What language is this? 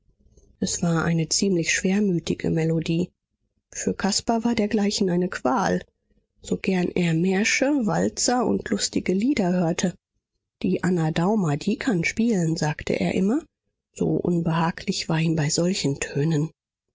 German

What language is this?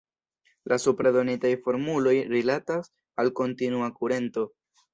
Esperanto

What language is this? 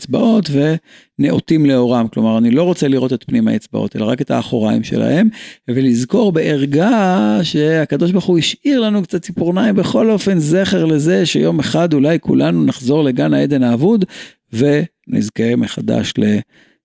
Hebrew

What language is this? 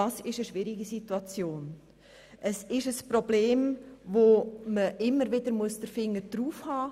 Swiss German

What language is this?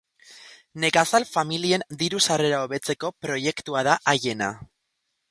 Basque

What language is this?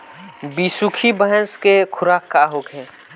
Bhojpuri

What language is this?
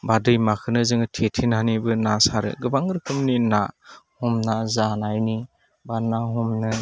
Bodo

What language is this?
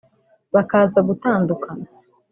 Kinyarwanda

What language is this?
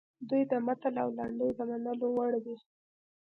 Pashto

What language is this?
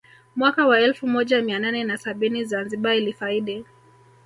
Swahili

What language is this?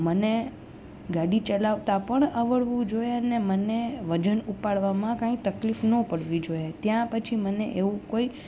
Gujarati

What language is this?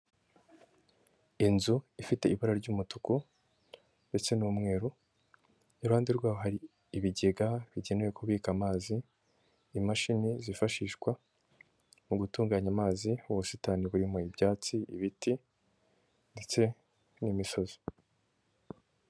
Kinyarwanda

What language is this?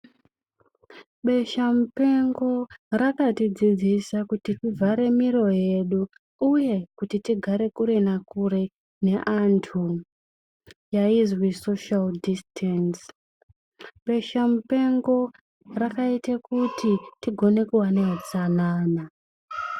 Ndau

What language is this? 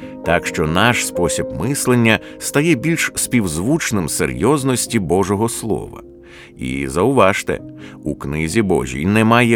Ukrainian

